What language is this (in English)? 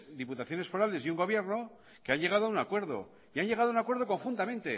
Spanish